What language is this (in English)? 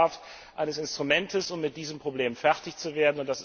German